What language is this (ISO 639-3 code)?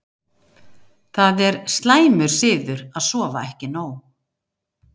isl